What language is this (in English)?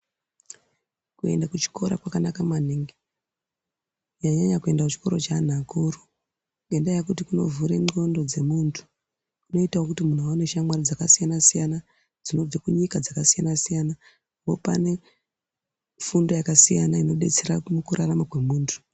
Ndau